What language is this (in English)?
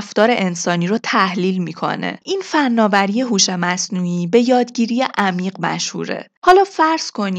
Persian